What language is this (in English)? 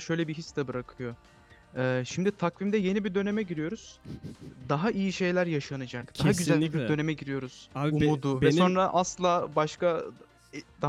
Turkish